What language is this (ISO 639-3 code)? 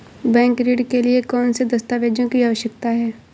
hin